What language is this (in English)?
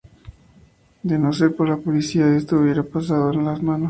Spanish